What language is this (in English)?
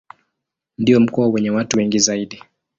Swahili